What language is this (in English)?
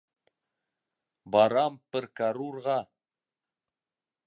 Bashkir